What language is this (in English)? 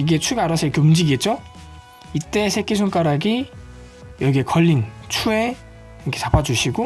Korean